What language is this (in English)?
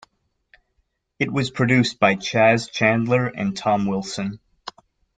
English